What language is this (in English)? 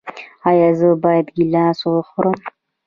Pashto